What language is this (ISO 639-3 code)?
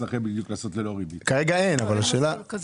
heb